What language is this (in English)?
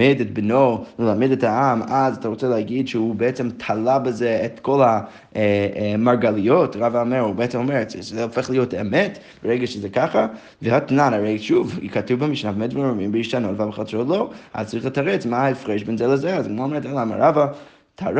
Hebrew